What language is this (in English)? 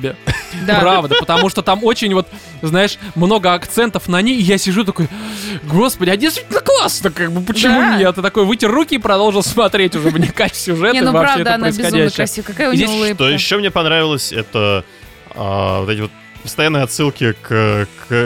Russian